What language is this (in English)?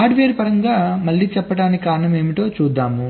Telugu